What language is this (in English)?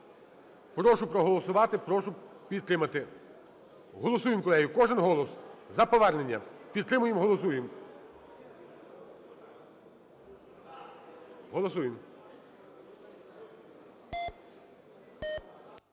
Ukrainian